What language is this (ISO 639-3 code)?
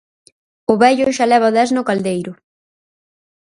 glg